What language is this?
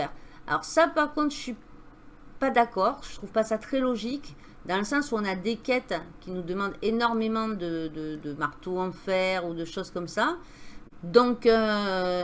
French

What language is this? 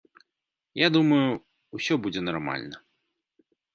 Belarusian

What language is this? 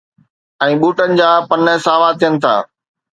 Sindhi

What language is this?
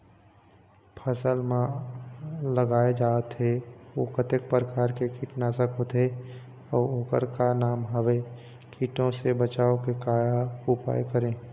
Chhattisgarhi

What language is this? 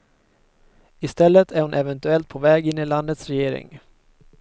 Swedish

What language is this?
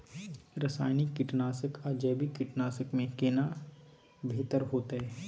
Maithili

